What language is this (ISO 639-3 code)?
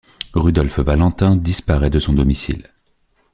fra